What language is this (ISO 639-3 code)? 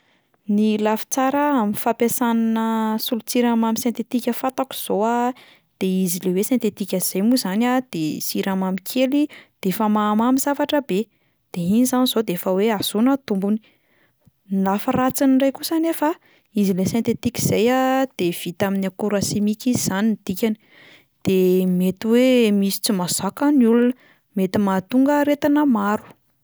mlg